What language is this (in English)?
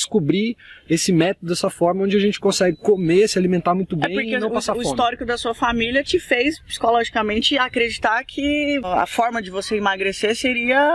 Portuguese